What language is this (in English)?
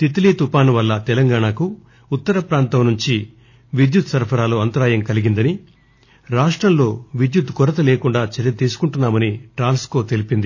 Telugu